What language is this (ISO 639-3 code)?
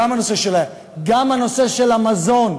heb